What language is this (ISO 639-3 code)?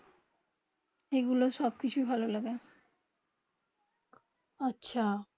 ben